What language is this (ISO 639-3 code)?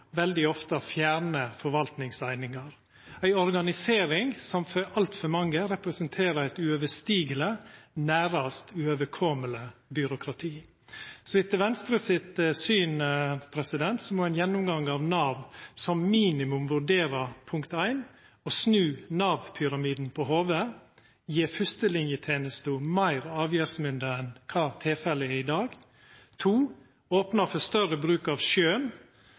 nno